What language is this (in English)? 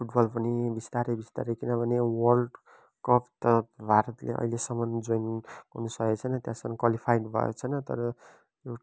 Nepali